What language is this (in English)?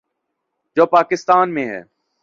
Urdu